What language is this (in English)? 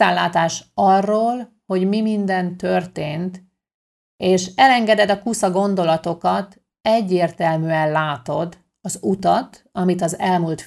Hungarian